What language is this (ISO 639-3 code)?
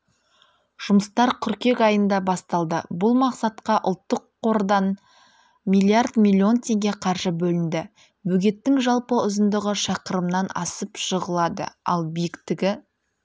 kaz